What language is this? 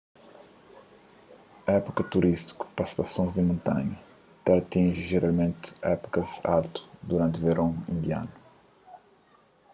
Kabuverdianu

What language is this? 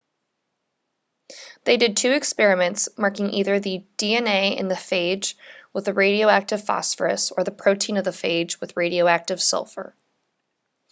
English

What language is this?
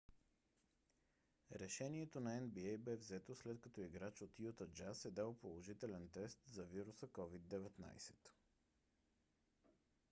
Bulgarian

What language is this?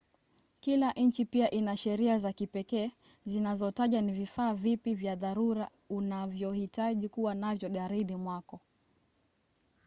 Swahili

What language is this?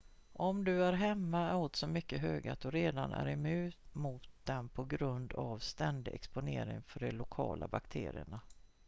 Swedish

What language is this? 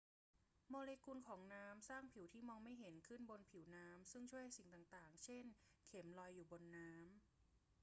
Thai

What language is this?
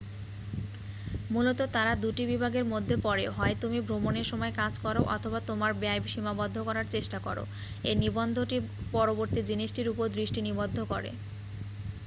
Bangla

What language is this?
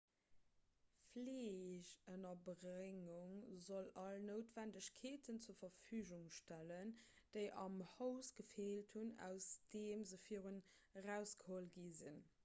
Luxembourgish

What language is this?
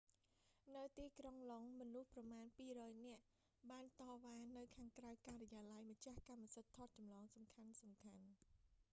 Khmer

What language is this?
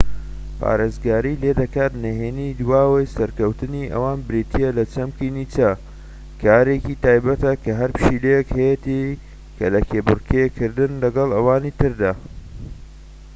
Central Kurdish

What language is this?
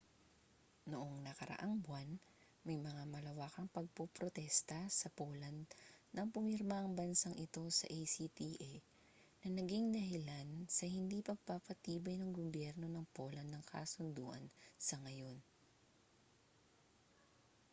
Filipino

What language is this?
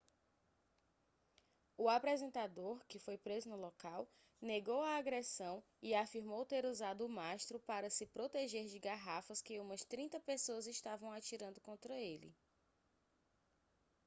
Portuguese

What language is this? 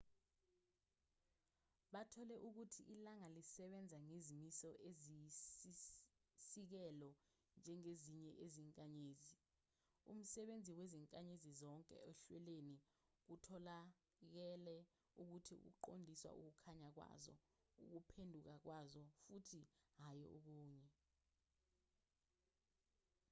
Zulu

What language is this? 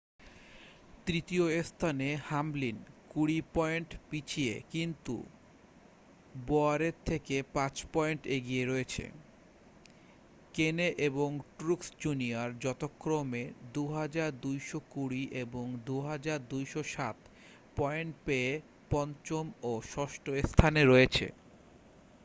Bangla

